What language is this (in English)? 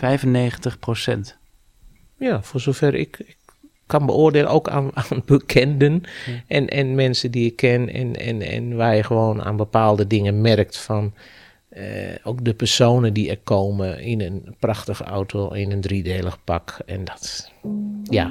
Dutch